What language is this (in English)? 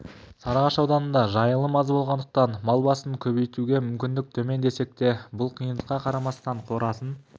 Kazakh